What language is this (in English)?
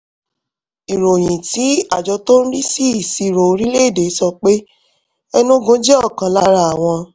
Yoruba